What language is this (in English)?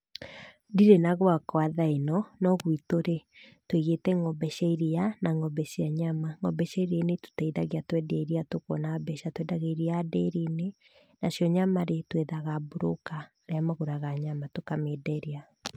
Kikuyu